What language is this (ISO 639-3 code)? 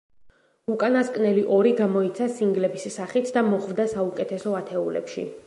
kat